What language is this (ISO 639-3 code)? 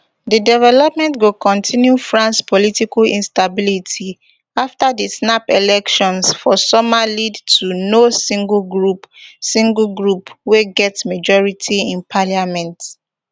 pcm